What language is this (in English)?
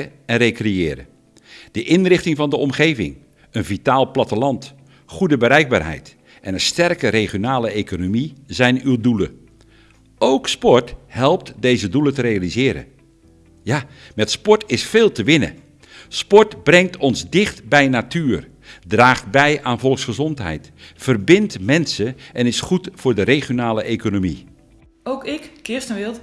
Dutch